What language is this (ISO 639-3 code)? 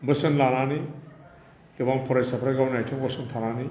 brx